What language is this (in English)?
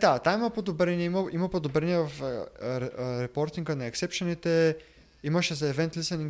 Bulgarian